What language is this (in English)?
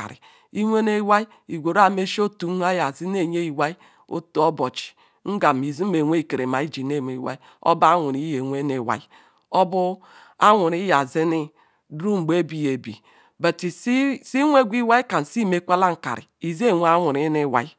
Ikwere